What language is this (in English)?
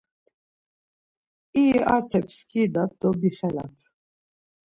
Laz